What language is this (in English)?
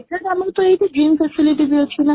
Odia